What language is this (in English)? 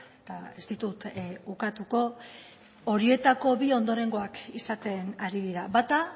Basque